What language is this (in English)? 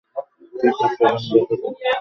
Bangla